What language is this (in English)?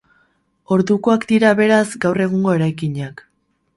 Basque